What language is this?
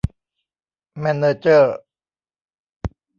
Thai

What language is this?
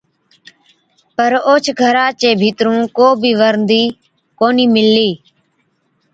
Od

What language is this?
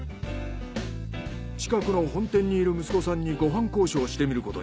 Japanese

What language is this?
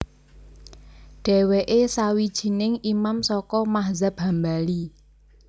Javanese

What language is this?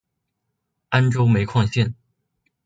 Chinese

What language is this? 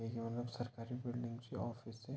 Garhwali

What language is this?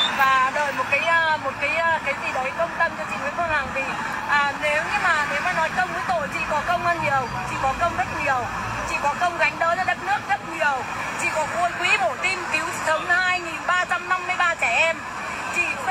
Vietnamese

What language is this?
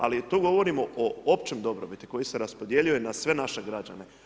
Croatian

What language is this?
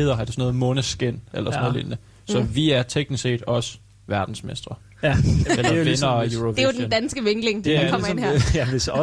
Danish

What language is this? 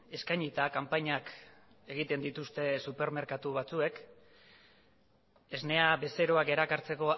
Basque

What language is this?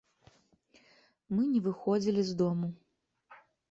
Belarusian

